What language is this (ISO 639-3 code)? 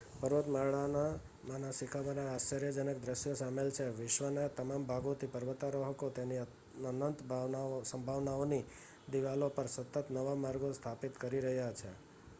guj